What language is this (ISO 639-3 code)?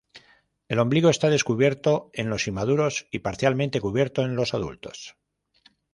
spa